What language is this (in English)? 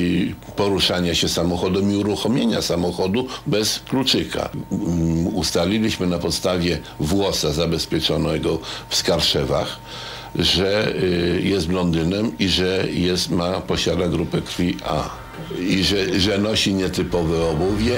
Polish